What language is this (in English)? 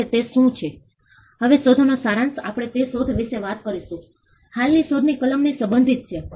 Gujarati